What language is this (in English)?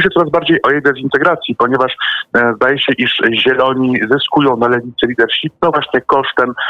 Polish